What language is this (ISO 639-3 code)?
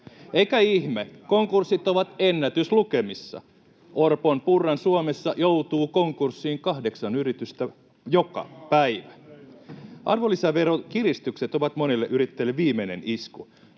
fin